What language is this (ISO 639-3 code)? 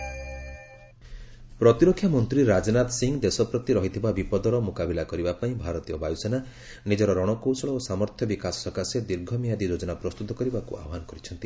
ori